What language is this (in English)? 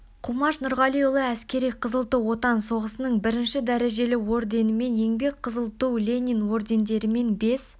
Kazakh